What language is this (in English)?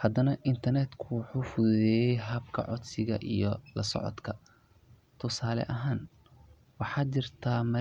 Somali